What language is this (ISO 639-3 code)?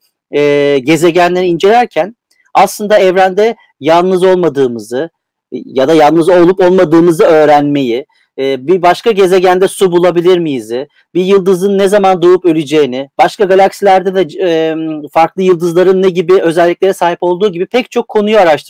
tur